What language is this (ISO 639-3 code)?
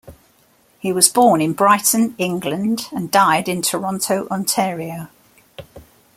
eng